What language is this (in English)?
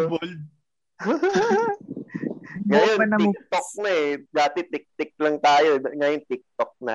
Filipino